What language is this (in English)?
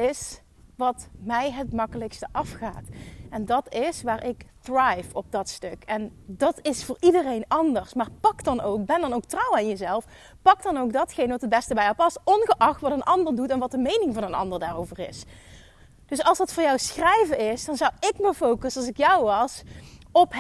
Dutch